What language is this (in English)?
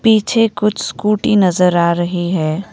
Hindi